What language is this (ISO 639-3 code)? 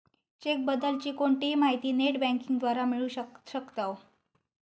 mar